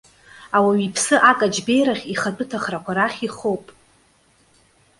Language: Abkhazian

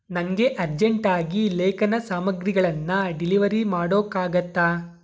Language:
Kannada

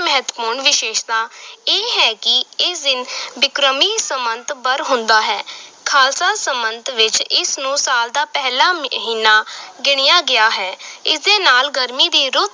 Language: Punjabi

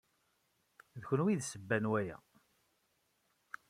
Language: Kabyle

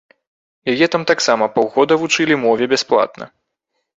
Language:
Belarusian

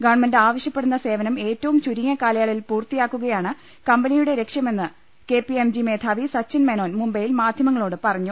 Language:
Malayalam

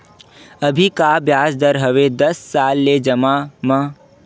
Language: Chhattisgarhi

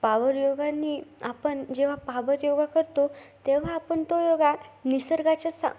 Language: Marathi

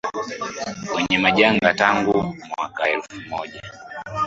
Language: Swahili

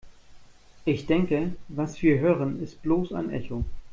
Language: German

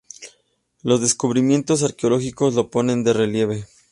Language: Spanish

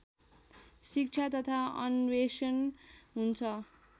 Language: Nepali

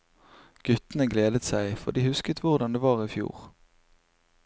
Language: Norwegian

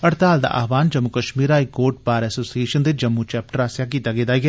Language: Dogri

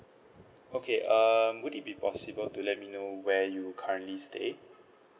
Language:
English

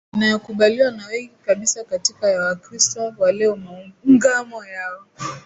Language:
Swahili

